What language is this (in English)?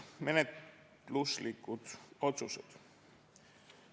Estonian